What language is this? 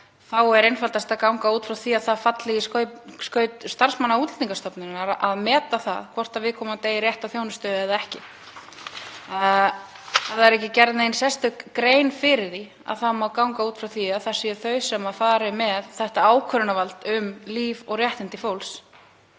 Icelandic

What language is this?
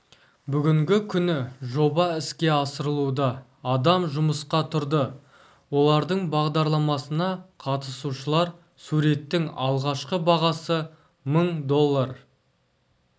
Kazakh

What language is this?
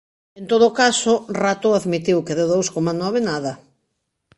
Galician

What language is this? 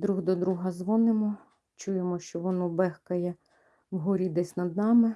Ukrainian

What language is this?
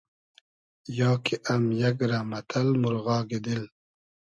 Hazaragi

